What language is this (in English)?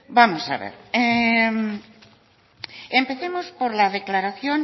Spanish